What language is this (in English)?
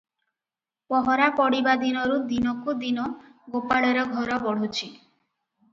Odia